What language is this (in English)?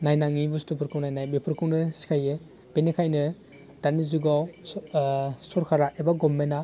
Bodo